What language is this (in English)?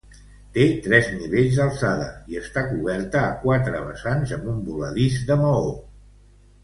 Catalan